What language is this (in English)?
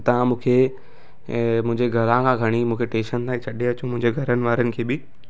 Sindhi